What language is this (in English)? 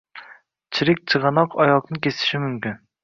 Uzbek